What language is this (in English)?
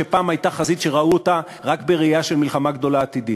Hebrew